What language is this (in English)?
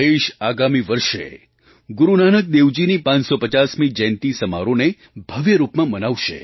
Gujarati